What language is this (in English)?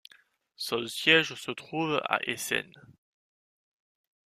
French